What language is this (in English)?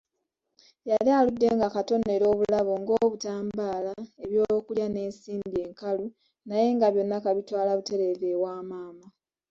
Ganda